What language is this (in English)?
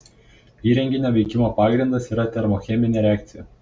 Lithuanian